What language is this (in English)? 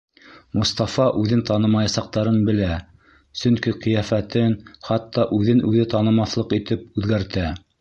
Bashkir